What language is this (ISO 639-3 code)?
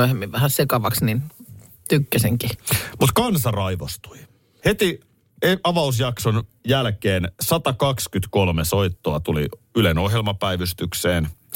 fin